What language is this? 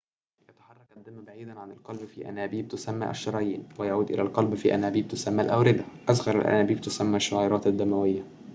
Arabic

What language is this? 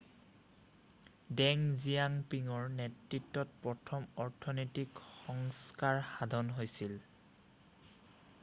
Assamese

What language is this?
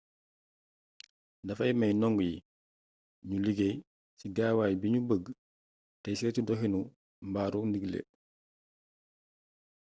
Wolof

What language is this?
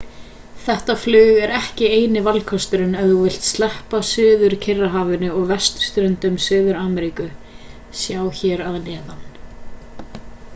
Icelandic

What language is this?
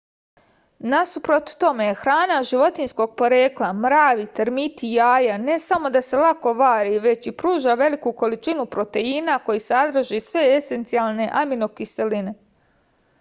Serbian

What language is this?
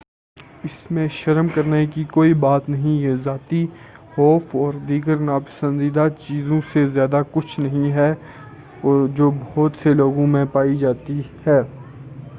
Urdu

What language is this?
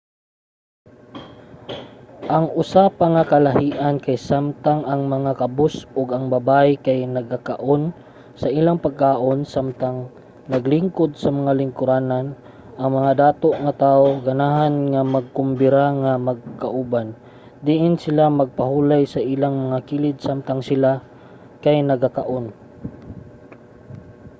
Cebuano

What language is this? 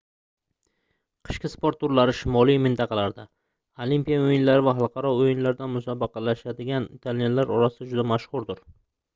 Uzbek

